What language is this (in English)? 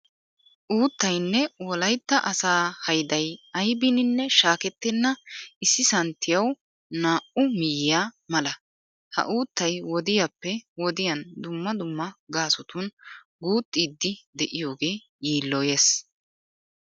Wolaytta